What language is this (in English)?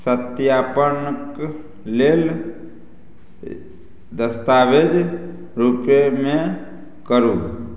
Maithili